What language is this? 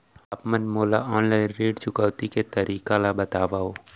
Chhattisgarhi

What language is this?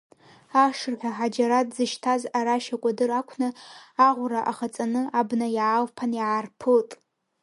Abkhazian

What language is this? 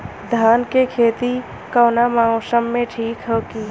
Bhojpuri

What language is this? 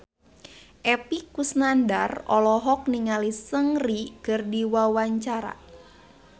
Sundanese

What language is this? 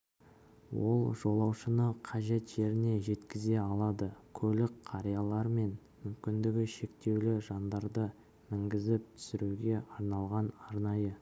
Kazakh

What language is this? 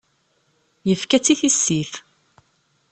Kabyle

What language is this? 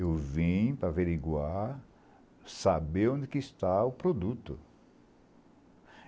Portuguese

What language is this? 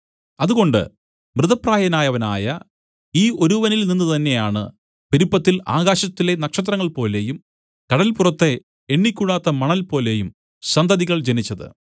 Malayalam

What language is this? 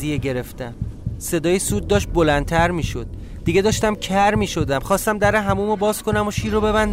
Persian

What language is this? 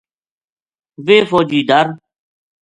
Gujari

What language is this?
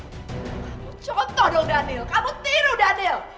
Indonesian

